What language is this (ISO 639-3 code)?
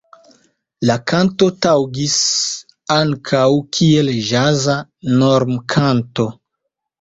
epo